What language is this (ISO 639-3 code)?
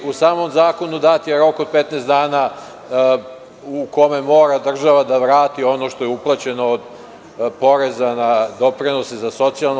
srp